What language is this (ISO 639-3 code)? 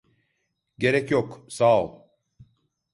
tur